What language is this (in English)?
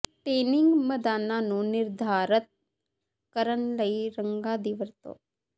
Punjabi